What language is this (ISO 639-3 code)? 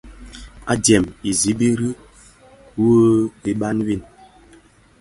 ksf